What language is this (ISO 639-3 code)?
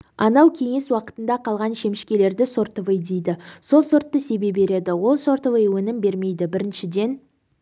kaz